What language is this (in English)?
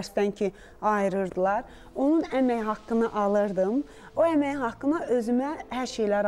Turkish